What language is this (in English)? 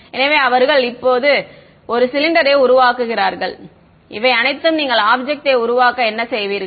Tamil